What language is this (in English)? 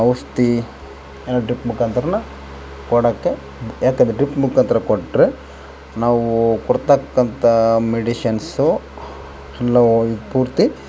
Kannada